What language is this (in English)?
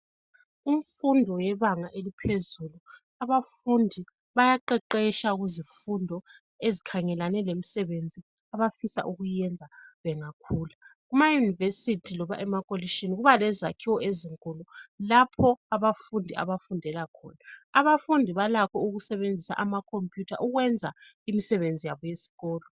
North Ndebele